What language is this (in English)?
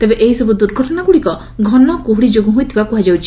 Odia